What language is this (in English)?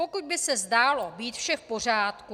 Czech